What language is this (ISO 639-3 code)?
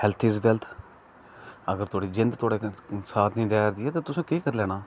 doi